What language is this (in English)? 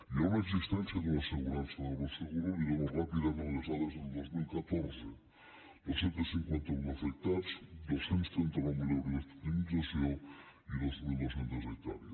Catalan